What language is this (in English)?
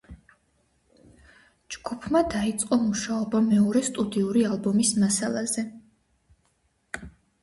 Georgian